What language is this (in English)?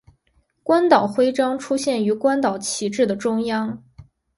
Chinese